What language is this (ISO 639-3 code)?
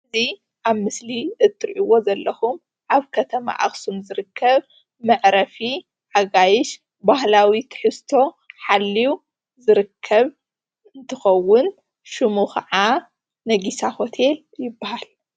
tir